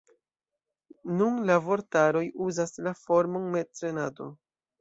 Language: Esperanto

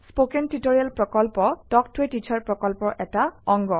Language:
Assamese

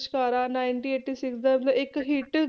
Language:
Punjabi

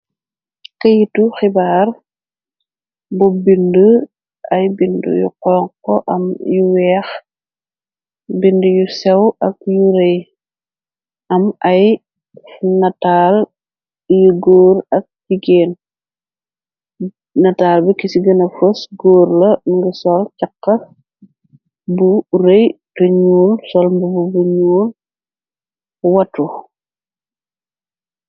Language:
Wolof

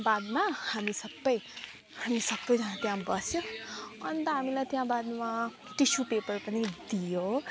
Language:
Nepali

